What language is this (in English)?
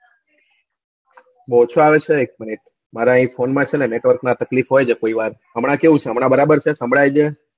Gujarati